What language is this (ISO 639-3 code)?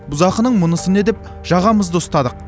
kaz